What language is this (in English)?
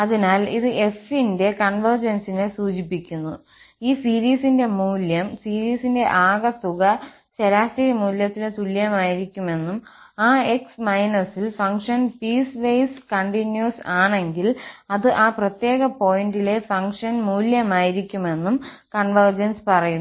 Malayalam